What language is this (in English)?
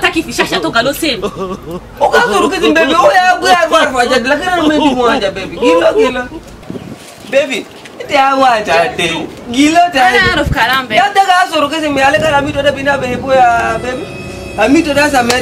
Indonesian